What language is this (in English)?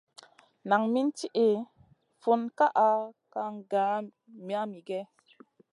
Masana